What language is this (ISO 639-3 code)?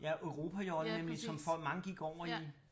dan